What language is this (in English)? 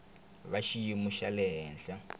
Tsonga